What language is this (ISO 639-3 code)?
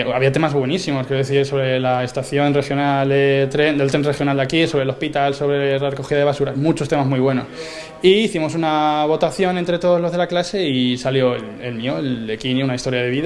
spa